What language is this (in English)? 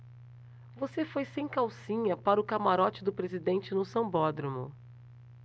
Portuguese